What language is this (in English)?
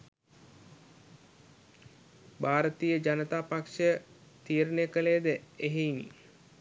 Sinhala